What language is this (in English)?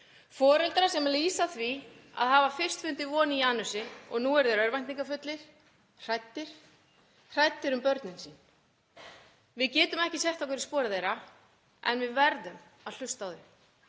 Icelandic